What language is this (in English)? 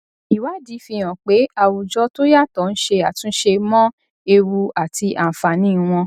Yoruba